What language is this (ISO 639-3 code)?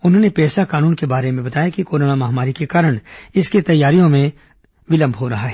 hin